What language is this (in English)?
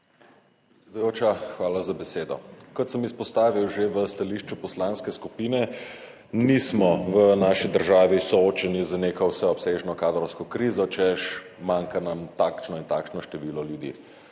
Slovenian